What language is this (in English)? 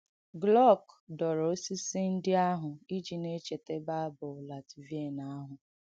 Igbo